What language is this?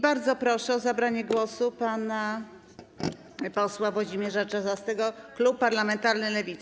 Polish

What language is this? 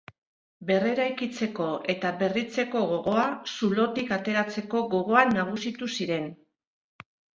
Basque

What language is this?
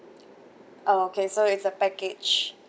English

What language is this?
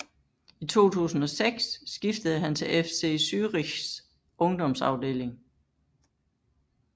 Danish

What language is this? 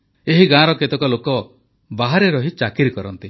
Odia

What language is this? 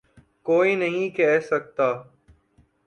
Urdu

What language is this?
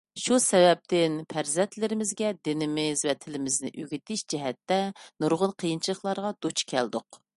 Uyghur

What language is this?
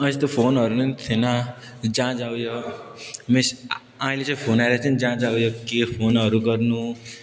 Nepali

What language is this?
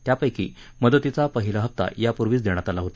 Marathi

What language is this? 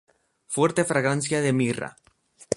Spanish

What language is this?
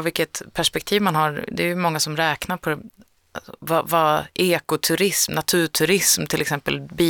Swedish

